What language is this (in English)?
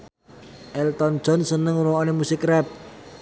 Javanese